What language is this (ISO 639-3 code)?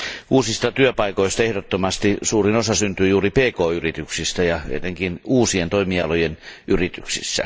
fin